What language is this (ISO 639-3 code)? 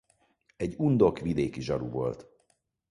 hun